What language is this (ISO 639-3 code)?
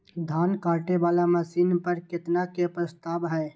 mai